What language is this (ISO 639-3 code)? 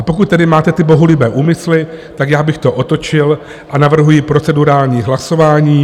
ces